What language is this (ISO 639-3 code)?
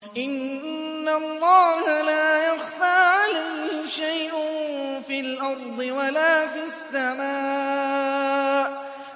ara